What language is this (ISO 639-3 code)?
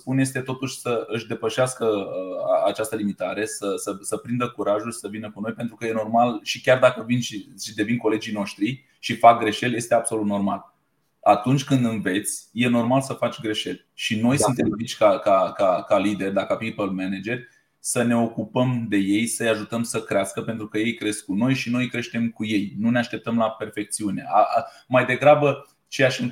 ron